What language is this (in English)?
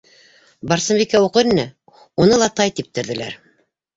Bashkir